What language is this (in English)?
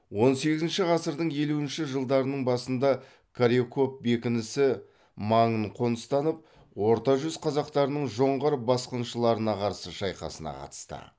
Kazakh